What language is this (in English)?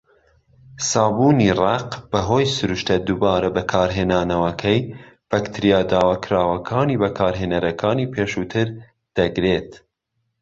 Central Kurdish